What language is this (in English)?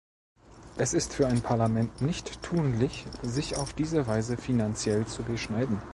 German